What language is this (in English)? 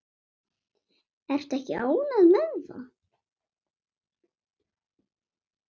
Icelandic